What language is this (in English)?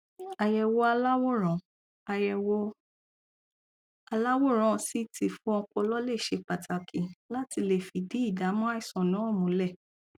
Yoruba